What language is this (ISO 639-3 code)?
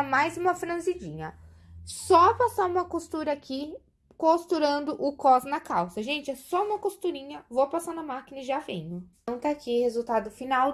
por